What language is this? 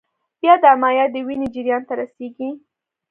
Pashto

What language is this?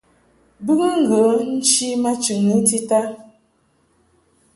Mungaka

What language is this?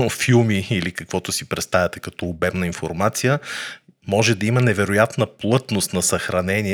Bulgarian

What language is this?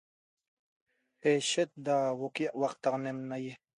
Toba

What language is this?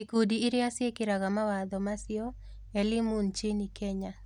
Kikuyu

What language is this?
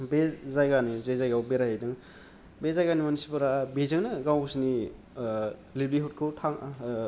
Bodo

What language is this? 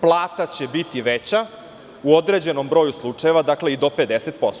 Serbian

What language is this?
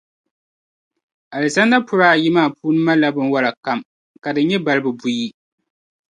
Dagbani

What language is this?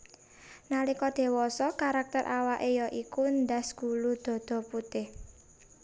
Javanese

